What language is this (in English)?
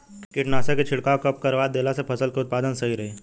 Bhojpuri